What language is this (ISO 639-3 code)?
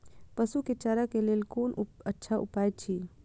mai